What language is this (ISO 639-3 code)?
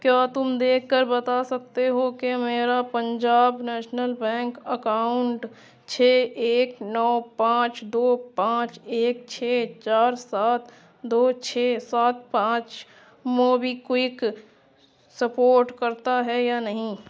urd